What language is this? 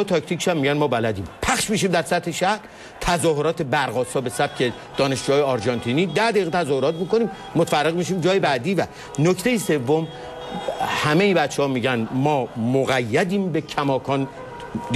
Persian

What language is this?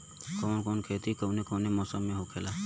Bhojpuri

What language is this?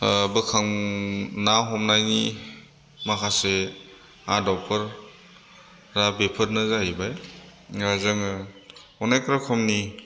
Bodo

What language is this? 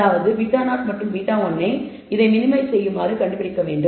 Tamil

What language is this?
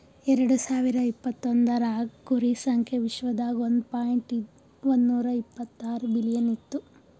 Kannada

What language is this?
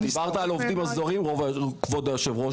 Hebrew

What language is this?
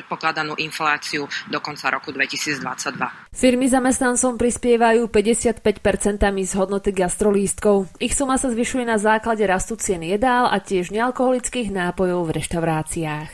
Slovak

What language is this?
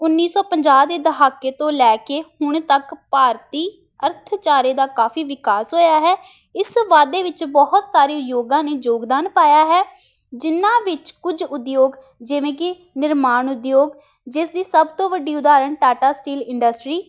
Punjabi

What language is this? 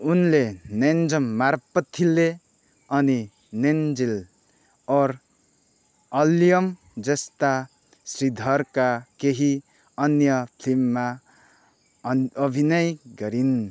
Nepali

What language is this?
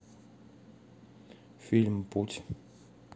Russian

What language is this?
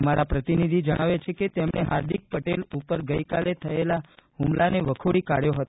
Gujarati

